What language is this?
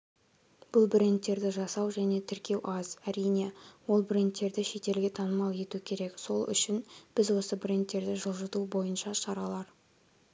Kazakh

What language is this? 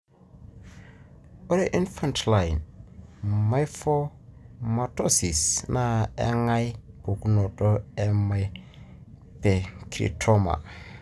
Masai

